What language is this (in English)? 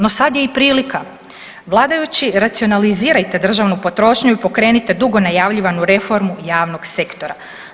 Croatian